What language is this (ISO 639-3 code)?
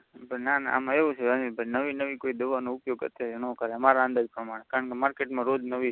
guj